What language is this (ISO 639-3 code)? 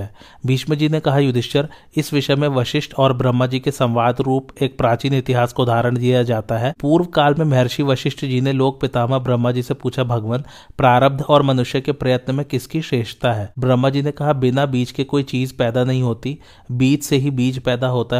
hin